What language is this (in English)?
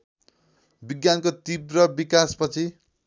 Nepali